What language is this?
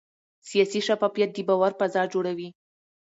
Pashto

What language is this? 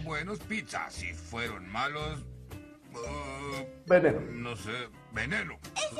Spanish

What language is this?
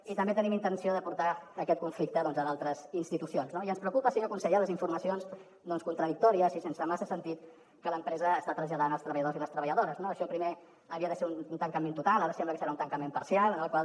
Catalan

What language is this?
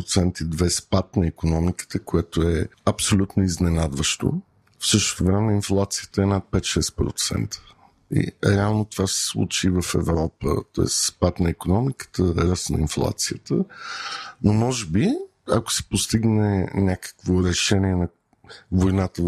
Bulgarian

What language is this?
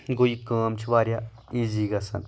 Kashmiri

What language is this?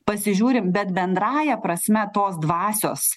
Lithuanian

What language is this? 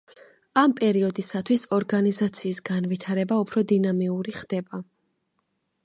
Georgian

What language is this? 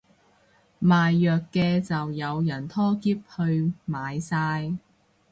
Cantonese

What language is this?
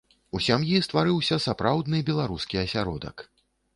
Belarusian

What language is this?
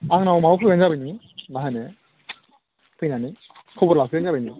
Bodo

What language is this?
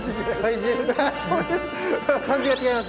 Japanese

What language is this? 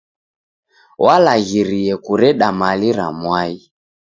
Taita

